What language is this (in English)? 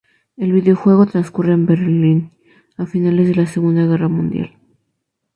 Spanish